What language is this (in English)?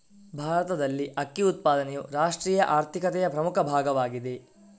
Kannada